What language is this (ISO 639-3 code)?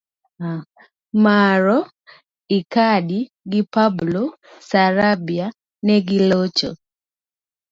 luo